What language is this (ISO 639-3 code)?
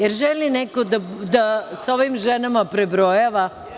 srp